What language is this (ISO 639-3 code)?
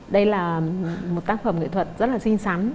vie